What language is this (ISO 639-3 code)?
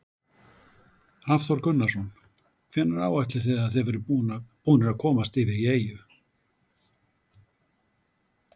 isl